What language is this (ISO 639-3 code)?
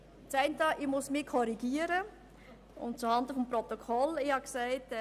gsw